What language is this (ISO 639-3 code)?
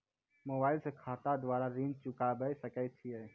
mai